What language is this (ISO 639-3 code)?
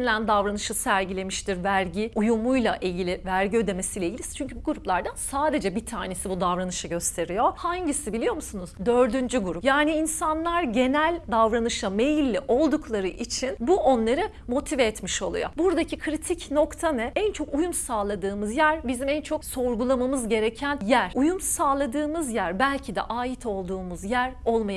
tur